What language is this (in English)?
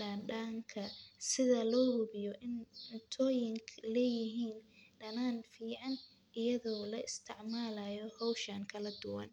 Somali